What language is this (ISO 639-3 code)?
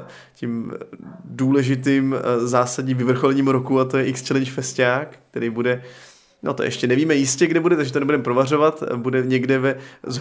ces